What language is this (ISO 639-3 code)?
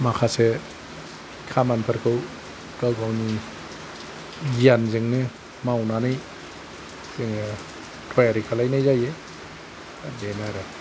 brx